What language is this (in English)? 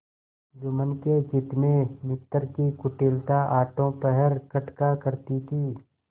Hindi